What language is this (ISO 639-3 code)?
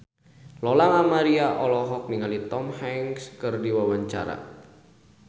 sun